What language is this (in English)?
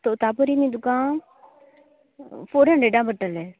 Konkani